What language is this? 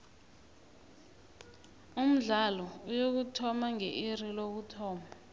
South Ndebele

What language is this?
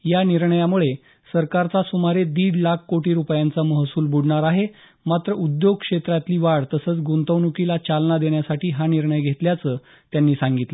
Marathi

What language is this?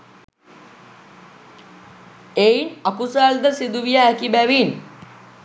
Sinhala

